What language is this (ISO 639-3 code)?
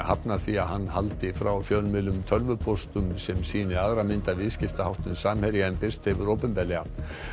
isl